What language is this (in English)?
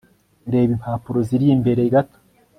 Kinyarwanda